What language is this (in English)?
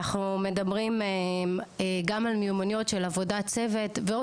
Hebrew